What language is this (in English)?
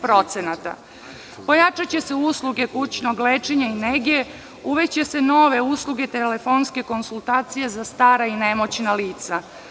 Serbian